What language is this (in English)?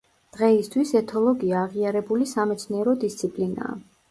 Georgian